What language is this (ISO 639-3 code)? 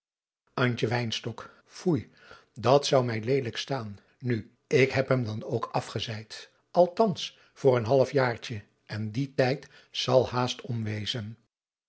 nld